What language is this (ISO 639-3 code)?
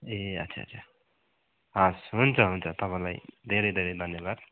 nep